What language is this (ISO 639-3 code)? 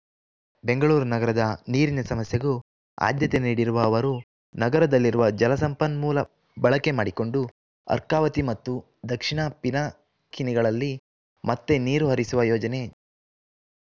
kan